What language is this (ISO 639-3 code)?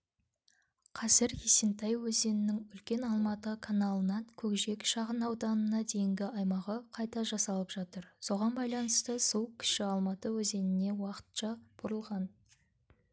kaz